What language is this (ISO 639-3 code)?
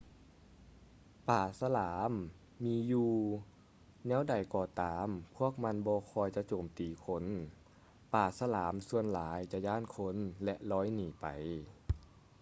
lao